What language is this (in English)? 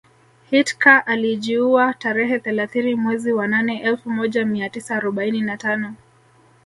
Swahili